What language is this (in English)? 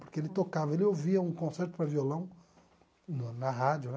Portuguese